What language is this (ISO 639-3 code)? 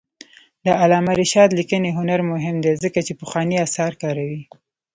pus